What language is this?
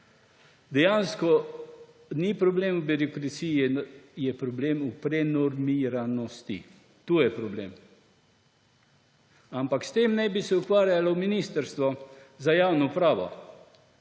Slovenian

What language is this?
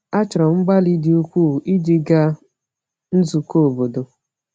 Igbo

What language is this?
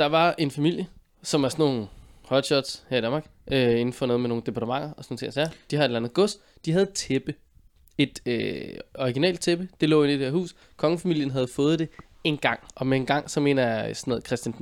Danish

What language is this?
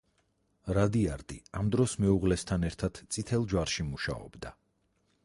Georgian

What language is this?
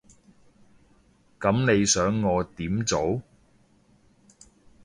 Cantonese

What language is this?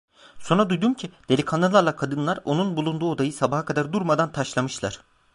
Turkish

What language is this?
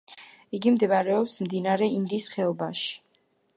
Georgian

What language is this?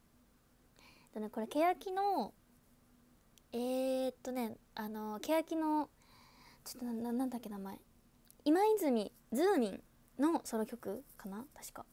Japanese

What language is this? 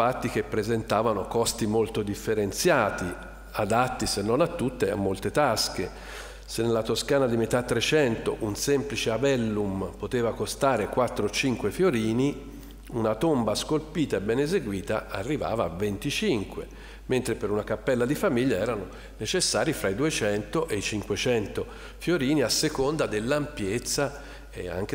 Italian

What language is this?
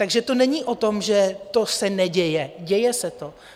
Czech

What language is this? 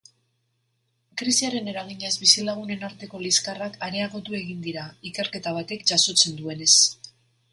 Basque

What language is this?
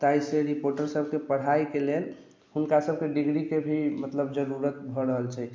Maithili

